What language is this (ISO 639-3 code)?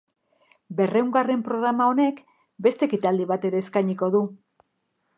eus